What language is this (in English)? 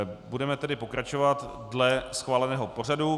Czech